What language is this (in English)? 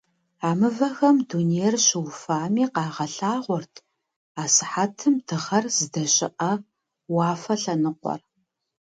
Kabardian